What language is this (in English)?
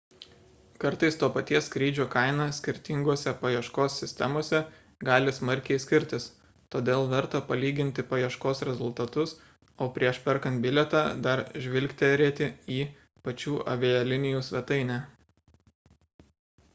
Lithuanian